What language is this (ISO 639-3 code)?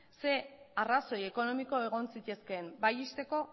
eus